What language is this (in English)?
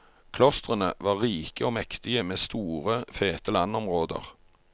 Norwegian